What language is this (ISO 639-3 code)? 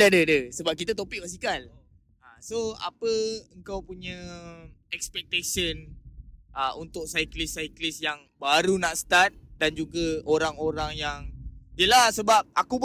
msa